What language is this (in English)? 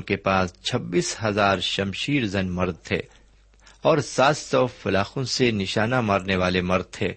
Urdu